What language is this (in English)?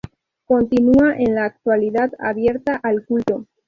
Spanish